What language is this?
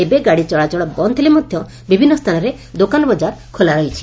Odia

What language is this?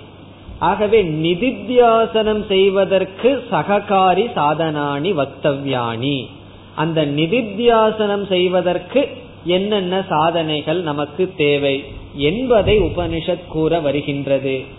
Tamil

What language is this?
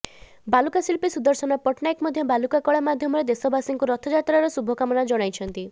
Odia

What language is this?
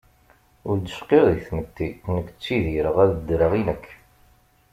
Kabyle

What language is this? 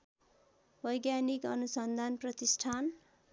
Nepali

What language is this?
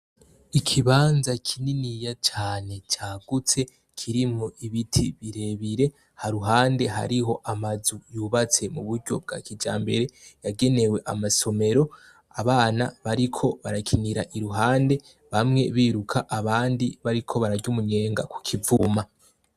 Rundi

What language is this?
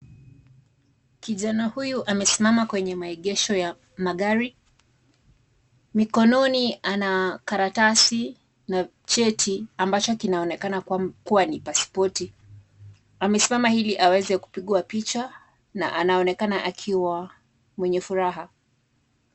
Swahili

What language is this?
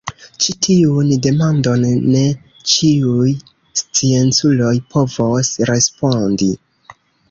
Esperanto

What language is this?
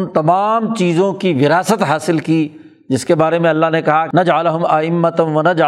Urdu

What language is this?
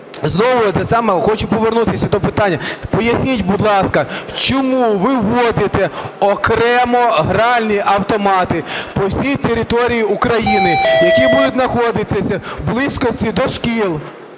Ukrainian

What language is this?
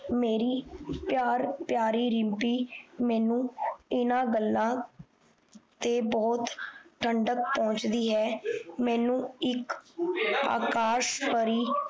Punjabi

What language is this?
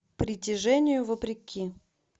Russian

